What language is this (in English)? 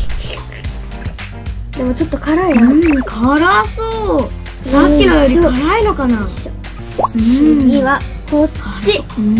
Japanese